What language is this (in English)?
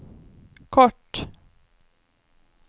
Swedish